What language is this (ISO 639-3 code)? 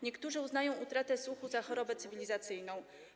pol